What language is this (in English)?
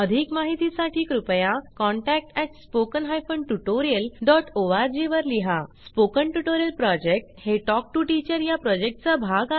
Marathi